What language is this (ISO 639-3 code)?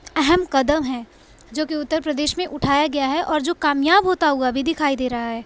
urd